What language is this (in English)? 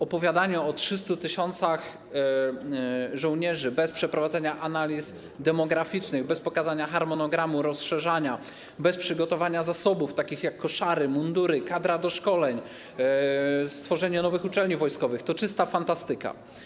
Polish